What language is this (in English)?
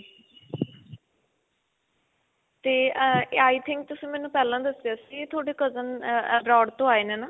Punjabi